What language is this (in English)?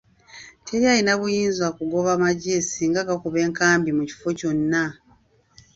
Ganda